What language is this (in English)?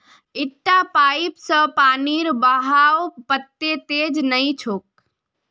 Magahi